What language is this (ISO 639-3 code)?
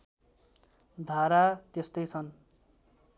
nep